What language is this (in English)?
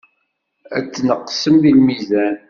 Kabyle